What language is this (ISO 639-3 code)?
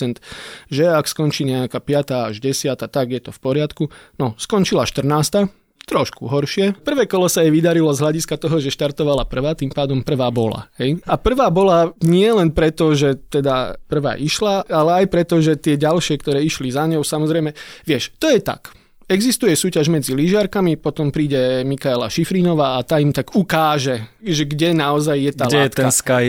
slk